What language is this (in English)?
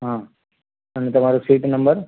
Gujarati